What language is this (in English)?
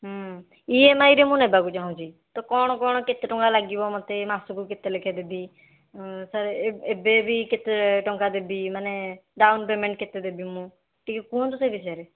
Odia